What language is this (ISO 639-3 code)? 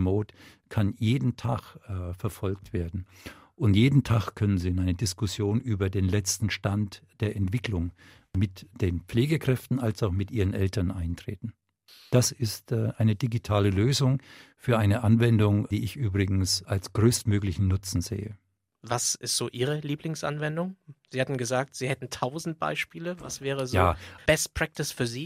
deu